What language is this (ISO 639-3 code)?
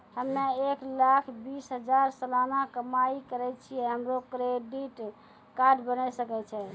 mai